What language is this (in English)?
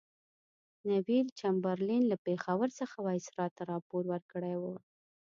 Pashto